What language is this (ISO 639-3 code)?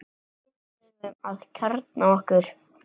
isl